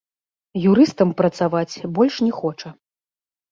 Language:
Belarusian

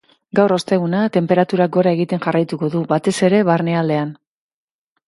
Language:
Basque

